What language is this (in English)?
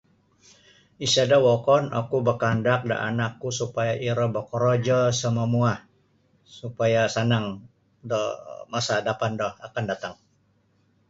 Sabah Bisaya